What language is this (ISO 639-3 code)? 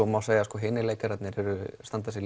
isl